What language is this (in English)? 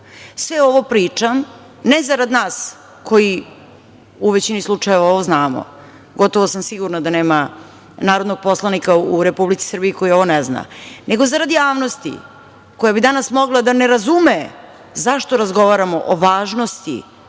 Serbian